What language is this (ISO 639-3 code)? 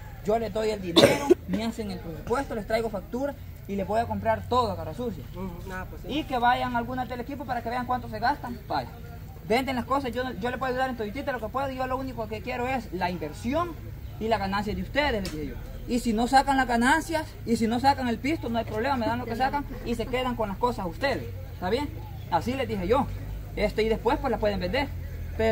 spa